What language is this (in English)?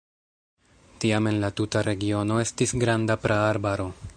Esperanto